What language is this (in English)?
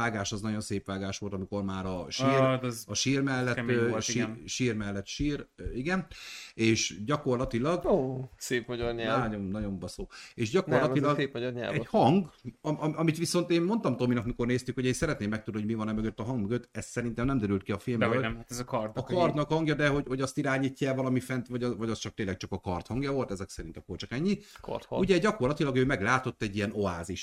Hungarian